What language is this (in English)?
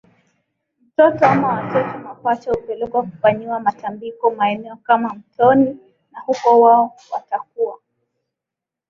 Swahili